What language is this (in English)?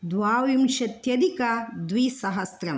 Sanskrit